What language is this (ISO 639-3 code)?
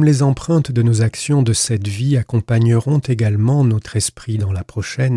fra